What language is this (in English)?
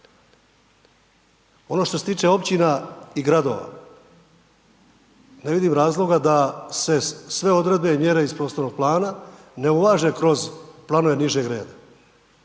Croatian